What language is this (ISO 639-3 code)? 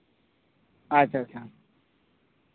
sat